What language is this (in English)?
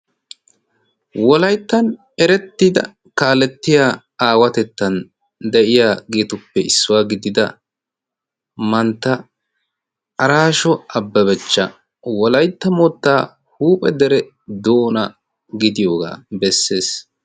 Wolaytta